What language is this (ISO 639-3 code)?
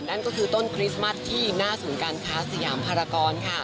tha